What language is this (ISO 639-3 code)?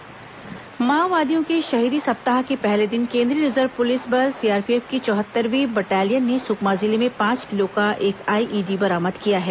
hin